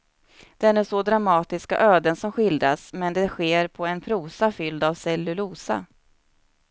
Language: Swedish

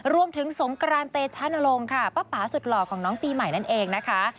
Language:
Thai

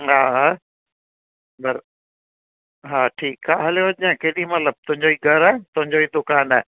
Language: Sindhi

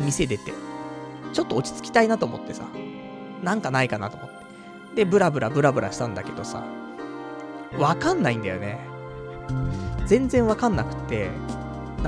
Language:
Japanese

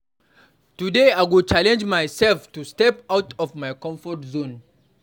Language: Nigerian Pidgin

